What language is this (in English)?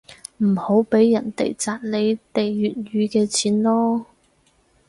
Cantonese